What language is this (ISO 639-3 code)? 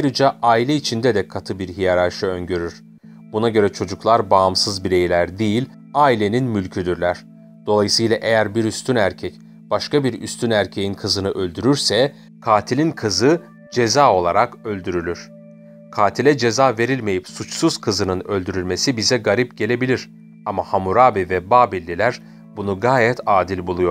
tur